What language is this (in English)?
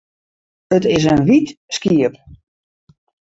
Western Frisian